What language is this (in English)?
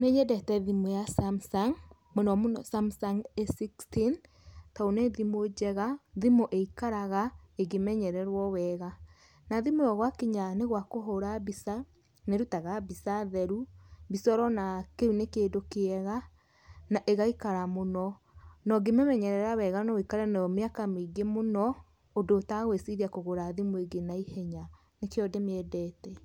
Kikuyu